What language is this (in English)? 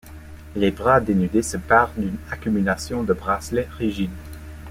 French